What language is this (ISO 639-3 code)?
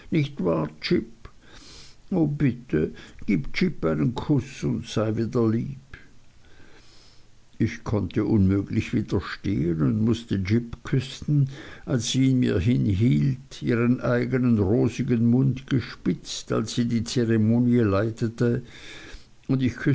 deu